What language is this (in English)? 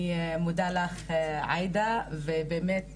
Hebrew